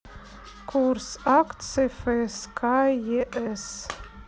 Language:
Russian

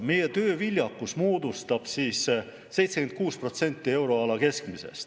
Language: Estonian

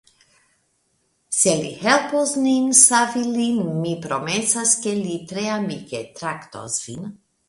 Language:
Esperanto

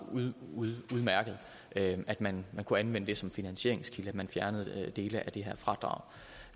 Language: Danish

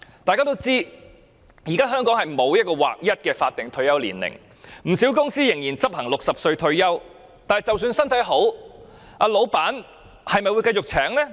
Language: Cantonese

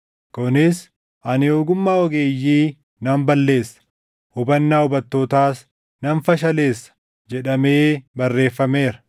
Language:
Oromo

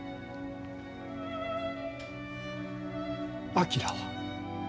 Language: Japanese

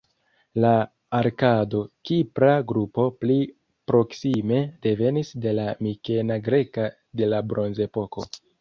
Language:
Esperanto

